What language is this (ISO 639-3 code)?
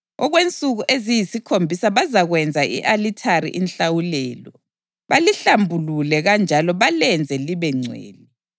nde